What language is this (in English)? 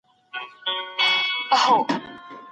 Pashto